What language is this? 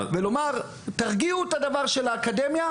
Hebrew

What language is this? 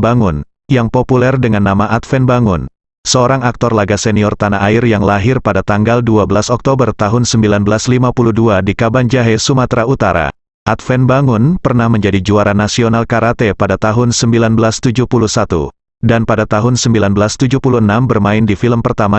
Indonesian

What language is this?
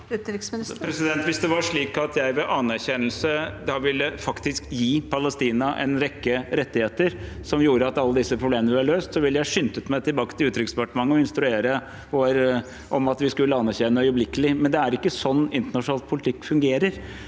Norwegian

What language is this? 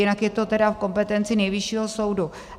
Czech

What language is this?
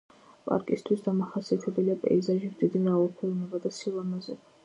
Georgian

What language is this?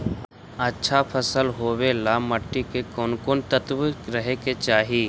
Magahi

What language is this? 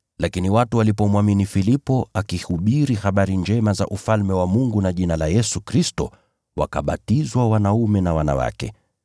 Swahili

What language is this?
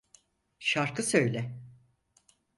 Turkish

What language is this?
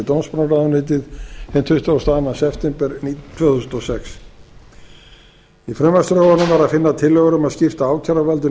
Icelandic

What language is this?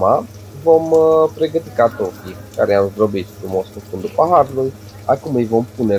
Romanian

